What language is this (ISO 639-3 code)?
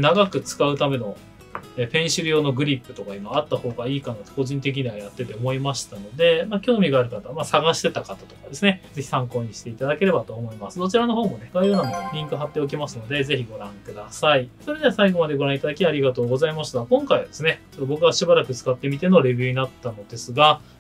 jpn